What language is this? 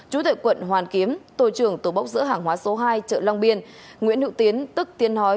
Vietnamese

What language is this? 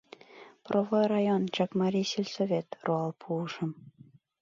Mari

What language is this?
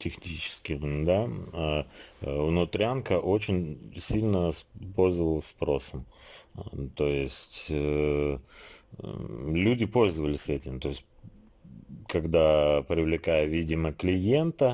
Russian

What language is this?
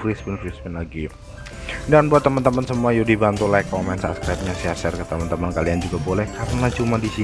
Indonesian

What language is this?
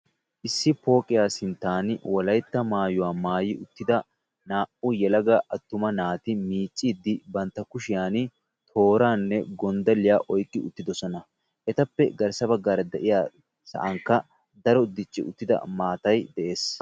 Wolaytta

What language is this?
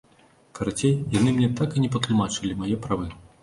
Belarusian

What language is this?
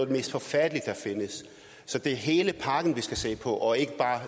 Danish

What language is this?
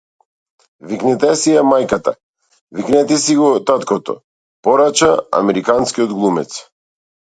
Macedonian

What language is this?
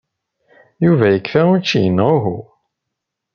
Kabyle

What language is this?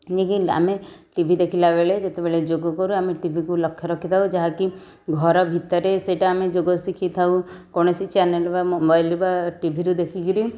Odia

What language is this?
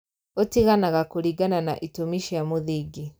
Kikuyu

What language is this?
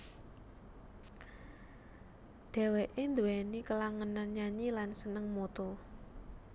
Javanese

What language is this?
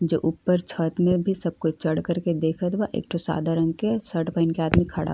Bhojpuri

